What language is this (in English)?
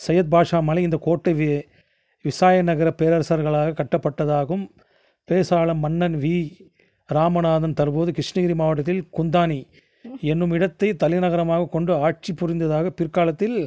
Tamil